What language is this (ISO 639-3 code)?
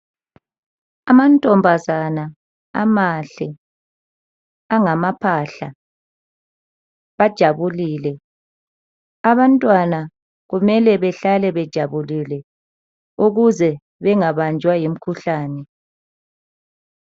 nde